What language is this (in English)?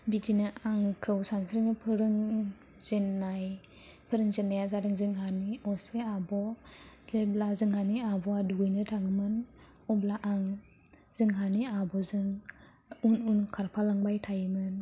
Bodo